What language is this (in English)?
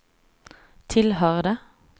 Swedish